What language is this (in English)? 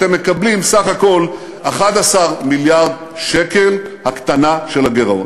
Hebrew